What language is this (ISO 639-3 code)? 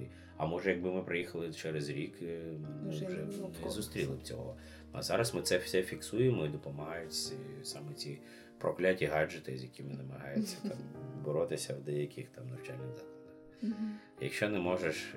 ukr